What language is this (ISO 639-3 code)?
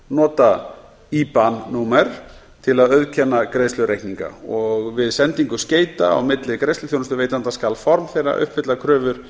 isl